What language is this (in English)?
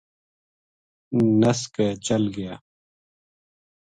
Gujari